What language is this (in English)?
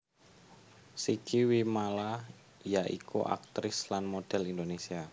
Javanese